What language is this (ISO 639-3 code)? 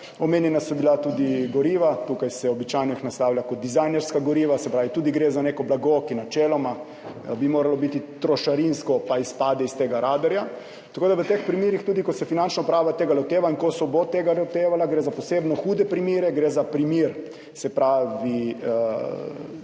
slv